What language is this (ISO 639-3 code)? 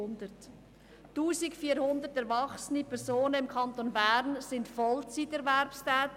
gsw